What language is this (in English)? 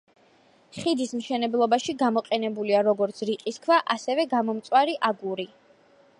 Georgian